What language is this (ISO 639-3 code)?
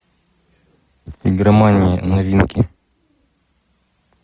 rus